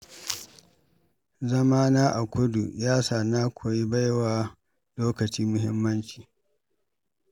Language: Hausa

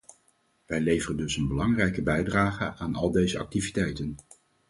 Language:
Dutch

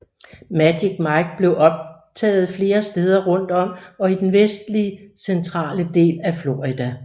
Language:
Danish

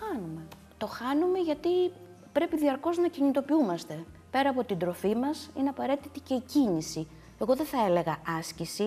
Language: Greek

